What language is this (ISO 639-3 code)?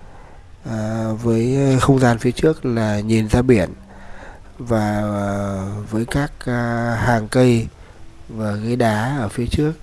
vie